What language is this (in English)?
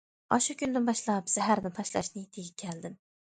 Uyghur